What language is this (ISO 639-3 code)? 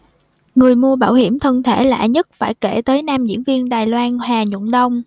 vie